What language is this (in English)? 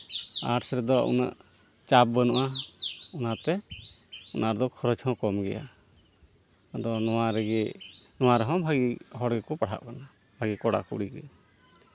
Santali